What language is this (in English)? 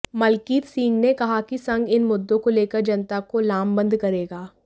Hindi